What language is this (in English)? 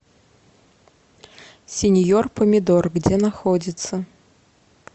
Russian